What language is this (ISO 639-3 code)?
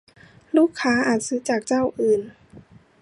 tha